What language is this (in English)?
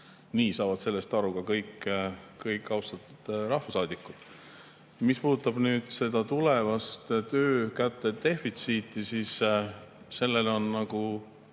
Estonian